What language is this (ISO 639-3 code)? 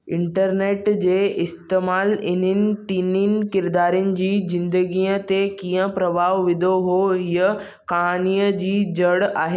snd